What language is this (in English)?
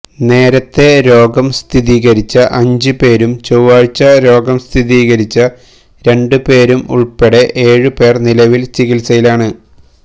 Malayalam